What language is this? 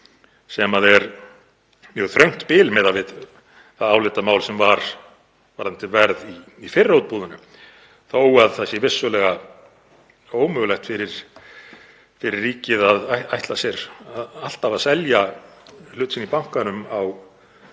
Icelandic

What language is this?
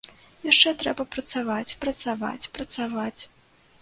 Belarusian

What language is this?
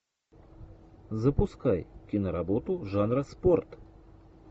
Russian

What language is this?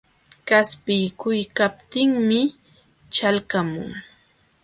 Jauja Wanca Quechua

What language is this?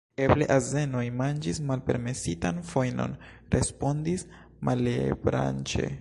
Esperanto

